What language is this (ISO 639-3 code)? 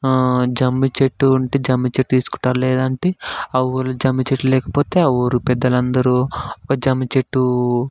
tel